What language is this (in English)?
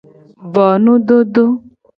Gen